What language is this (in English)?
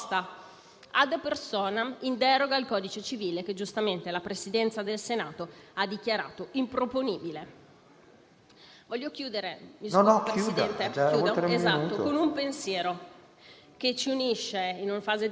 Italian